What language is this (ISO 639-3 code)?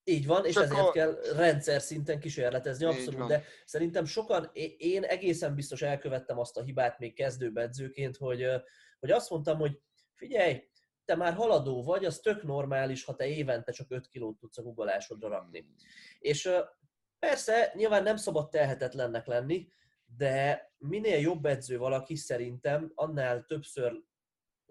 hun